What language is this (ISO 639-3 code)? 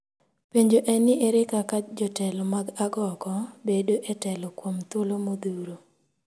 luo